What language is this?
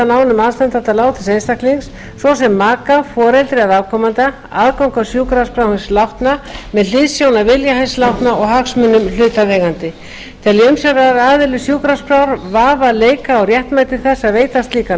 Icelandic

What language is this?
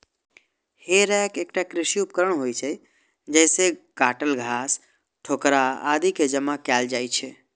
Maithili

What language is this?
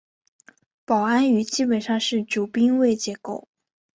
Chinese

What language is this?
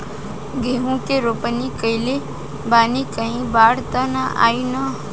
Bhojpuri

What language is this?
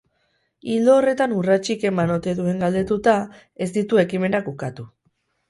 Basque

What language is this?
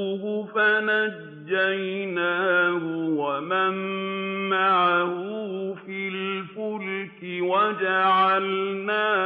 Arabic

